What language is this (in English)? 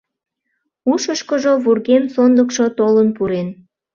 Mari